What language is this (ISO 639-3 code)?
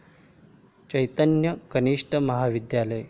mar